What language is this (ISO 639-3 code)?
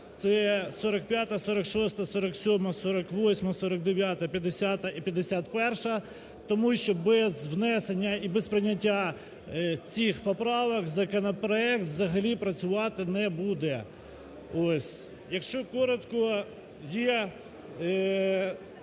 ukr